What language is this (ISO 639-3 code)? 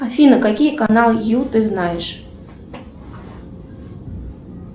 rus